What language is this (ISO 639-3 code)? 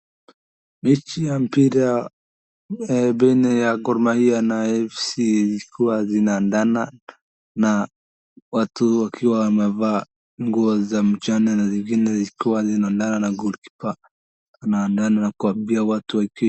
swa